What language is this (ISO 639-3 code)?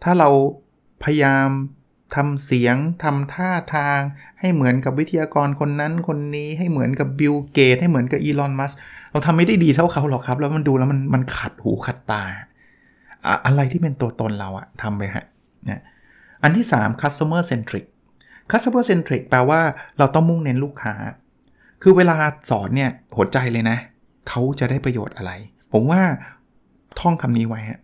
tha